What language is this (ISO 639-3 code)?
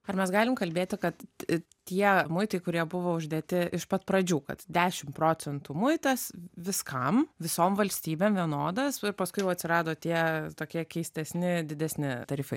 lit